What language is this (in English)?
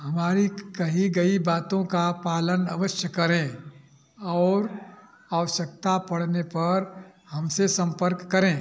Hindi